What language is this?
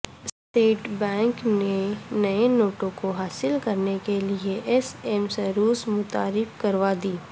Urdu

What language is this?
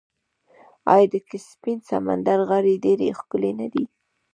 Pashto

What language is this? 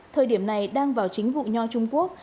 Vietnamese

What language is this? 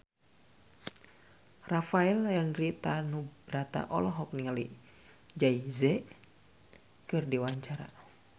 Sundanese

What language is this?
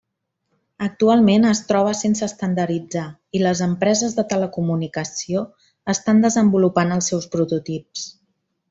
Catalan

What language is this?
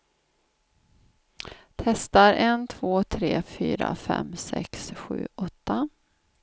Swedish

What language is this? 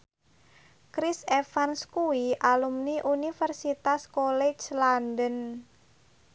Javanese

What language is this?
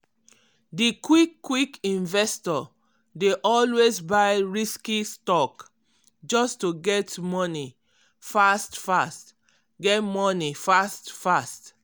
Nigerian Pidgin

